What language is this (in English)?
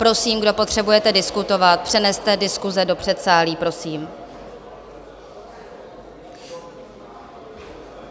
Czech